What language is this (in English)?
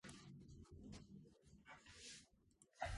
Georgian